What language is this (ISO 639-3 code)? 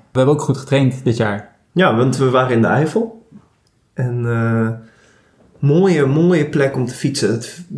nld